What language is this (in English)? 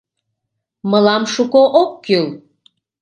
Mari